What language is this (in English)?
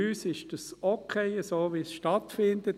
Swiss German